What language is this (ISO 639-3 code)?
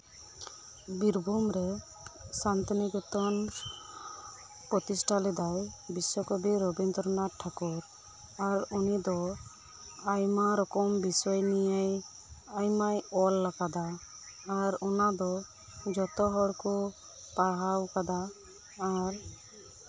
sat